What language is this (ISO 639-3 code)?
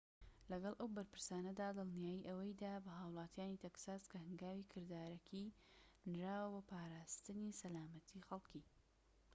ckb